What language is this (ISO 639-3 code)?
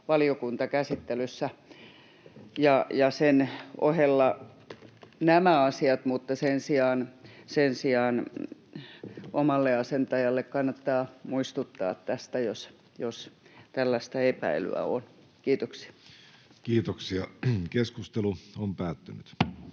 fin